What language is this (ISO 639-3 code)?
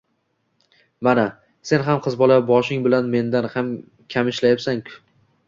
uzb